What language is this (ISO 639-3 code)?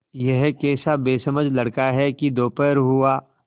hin